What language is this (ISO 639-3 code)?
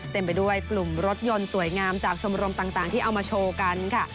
tha